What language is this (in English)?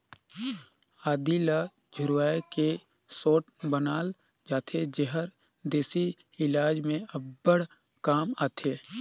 Chhattisgarhi